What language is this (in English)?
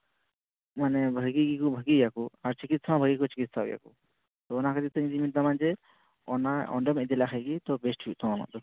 Santali